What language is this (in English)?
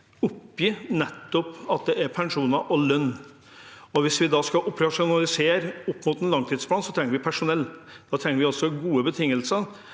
Norwegian